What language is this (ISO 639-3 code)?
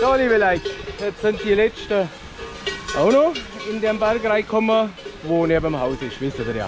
deu